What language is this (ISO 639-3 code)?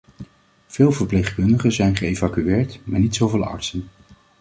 nld